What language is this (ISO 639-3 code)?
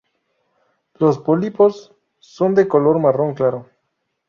spa